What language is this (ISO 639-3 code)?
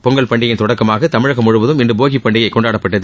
tam